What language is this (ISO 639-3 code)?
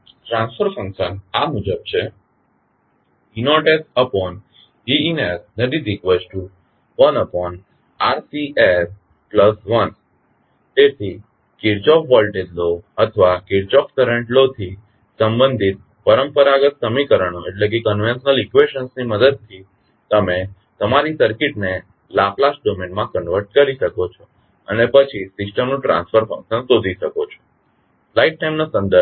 guj